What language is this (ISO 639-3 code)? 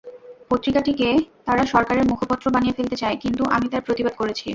ben